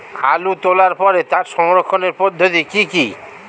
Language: Bangla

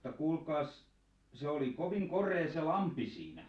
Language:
Finnish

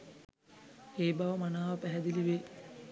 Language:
Sinhala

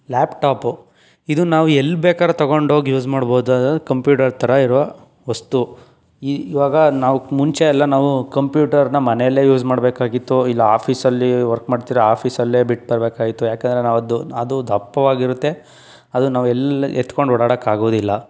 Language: Kannada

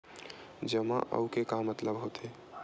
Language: Chhattisgarhi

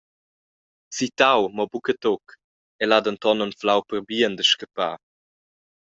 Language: Romansh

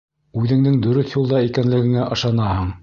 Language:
Bashkir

